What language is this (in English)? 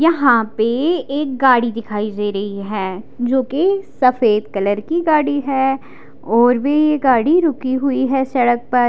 Hindi